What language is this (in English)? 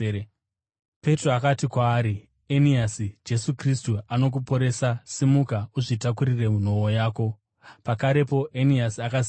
Shona